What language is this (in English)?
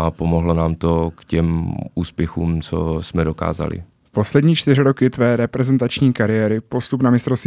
Czech